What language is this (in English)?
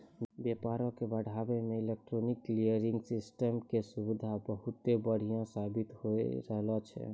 Maithili